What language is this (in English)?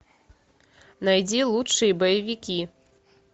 Russian